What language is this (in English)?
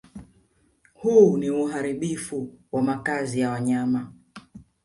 Swahili